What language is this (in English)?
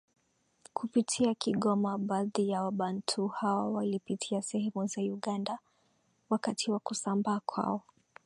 Swahili